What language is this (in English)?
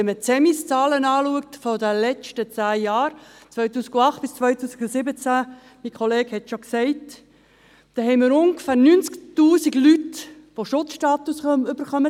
Swiss German